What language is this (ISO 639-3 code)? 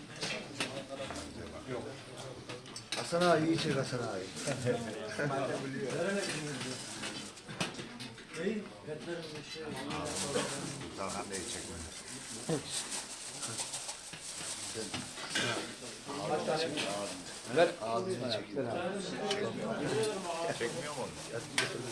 tur